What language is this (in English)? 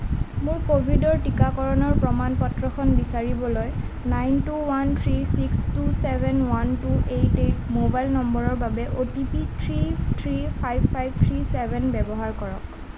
Assamese